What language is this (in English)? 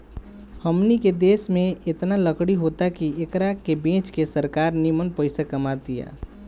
Bhojpuri